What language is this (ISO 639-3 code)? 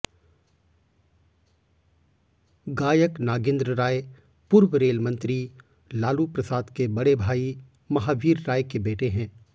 hin